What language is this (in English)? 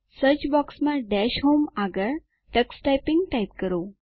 Gujarati